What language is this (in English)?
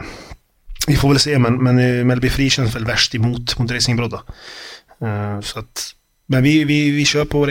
Swedish